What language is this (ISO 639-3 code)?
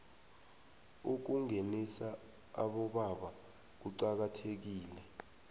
nbl